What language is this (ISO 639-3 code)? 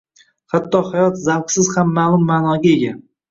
uzb